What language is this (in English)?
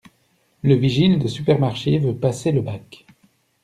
French